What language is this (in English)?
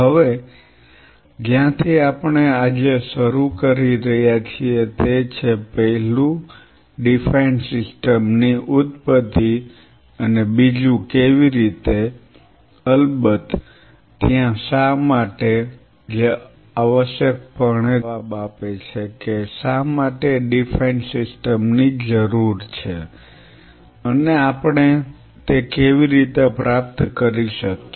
Gujarati